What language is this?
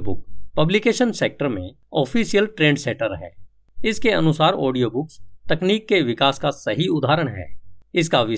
Hindi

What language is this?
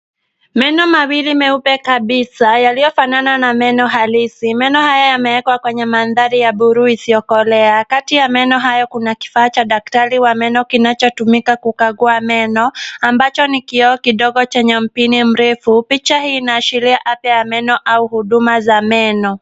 Swahili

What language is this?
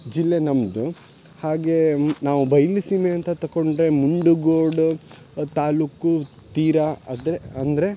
Kannada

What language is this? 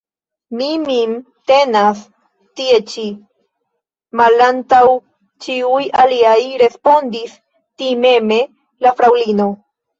Esperanto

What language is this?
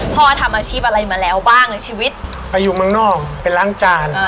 Thai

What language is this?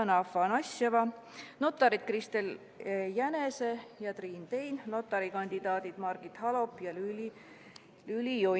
Estonian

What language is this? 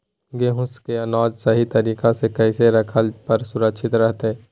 Magahi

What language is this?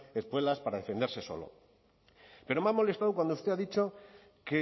Spanish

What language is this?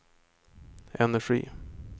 Swedish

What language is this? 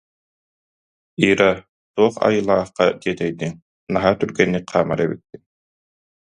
Yakut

